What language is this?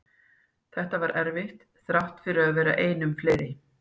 Icelandic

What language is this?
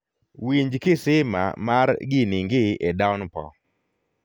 Luo (Kenya and Tanzania)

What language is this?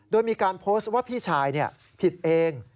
Thai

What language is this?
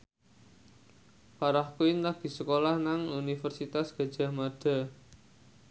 Javanese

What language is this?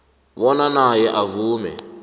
South Ndebele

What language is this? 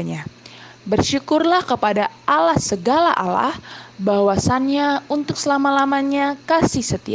Indonesian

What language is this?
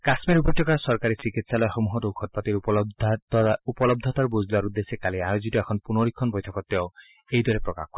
Assamese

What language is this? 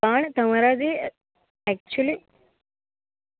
Gujarati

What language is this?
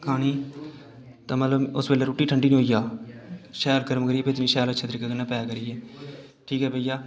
Dogri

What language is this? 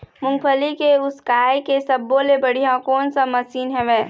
Chhattisgarhi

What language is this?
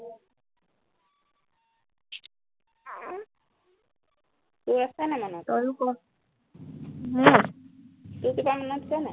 Assamese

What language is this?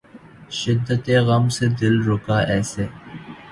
Urdu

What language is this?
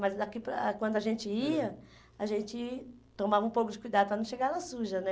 Portuguese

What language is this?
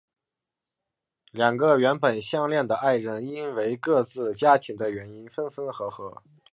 Chinese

